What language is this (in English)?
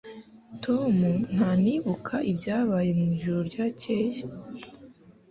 Kinyarwanda